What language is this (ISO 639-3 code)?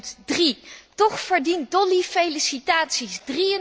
nld